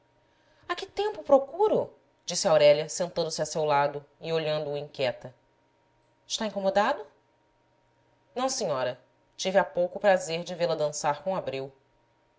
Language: Portuguese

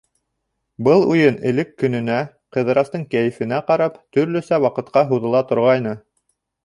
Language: Bashkir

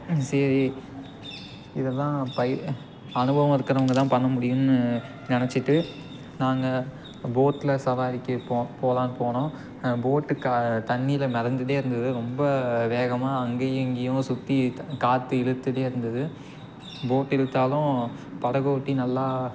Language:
Tamil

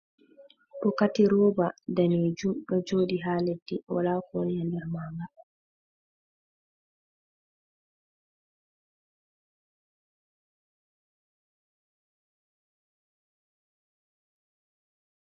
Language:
Fula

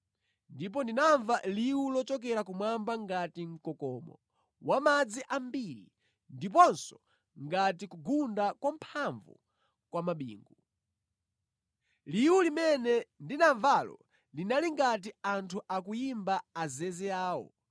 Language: Nyanja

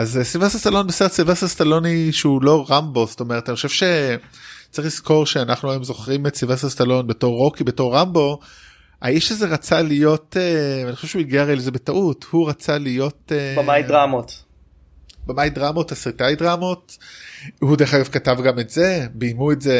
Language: Hebrew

